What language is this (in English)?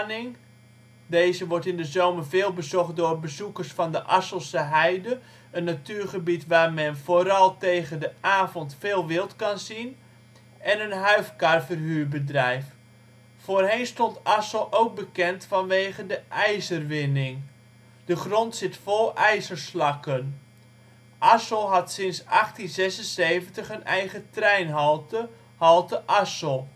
Dutch